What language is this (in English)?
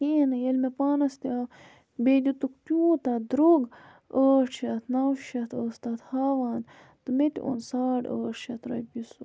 Kashmiri